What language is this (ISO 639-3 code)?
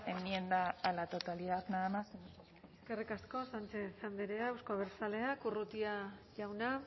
eus